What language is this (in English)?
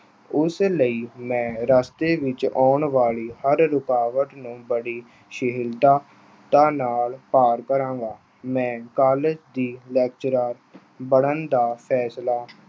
Punjabi